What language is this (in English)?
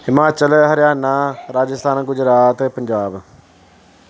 Punjabi